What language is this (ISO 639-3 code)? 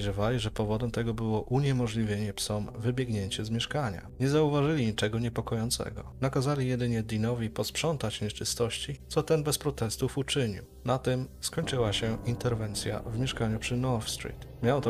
pol